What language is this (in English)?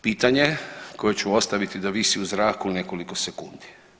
Croatian